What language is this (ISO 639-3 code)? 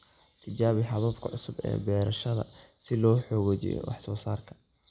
som